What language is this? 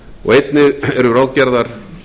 Icelandic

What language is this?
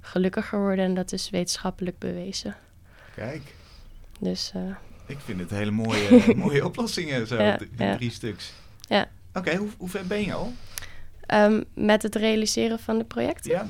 Dutch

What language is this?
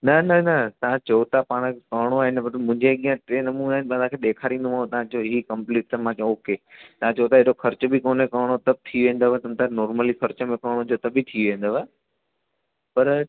Sindhi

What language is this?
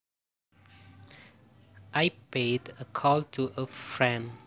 Javanese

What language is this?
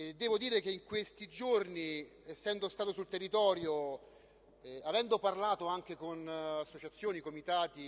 Italian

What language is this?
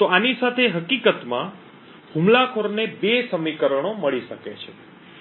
Gujarati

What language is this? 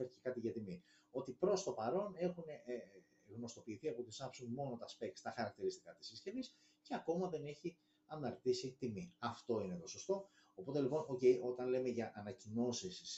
Greek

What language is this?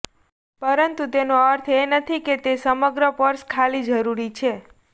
Gujarati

